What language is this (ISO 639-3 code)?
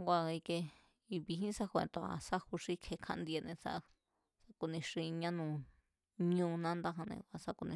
vmz